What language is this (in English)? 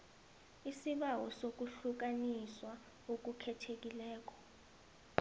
South Ndebele